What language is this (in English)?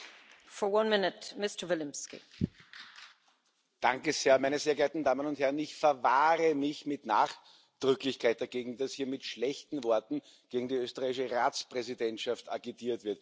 German